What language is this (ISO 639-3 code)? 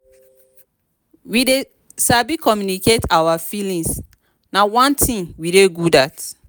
pcm